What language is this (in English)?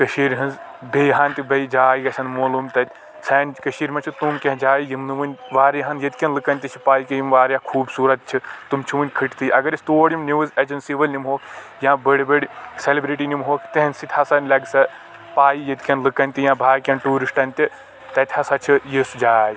Kashmiri